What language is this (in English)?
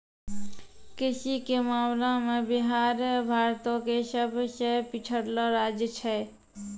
Maithili